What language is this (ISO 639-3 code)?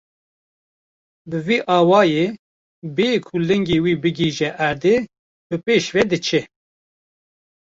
kur